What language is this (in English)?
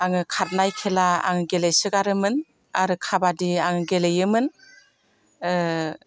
Bodo